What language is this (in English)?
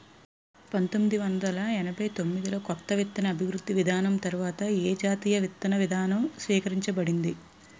Telugu